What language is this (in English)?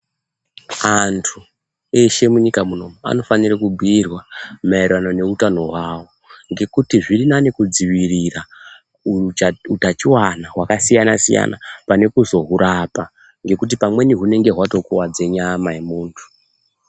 Ndau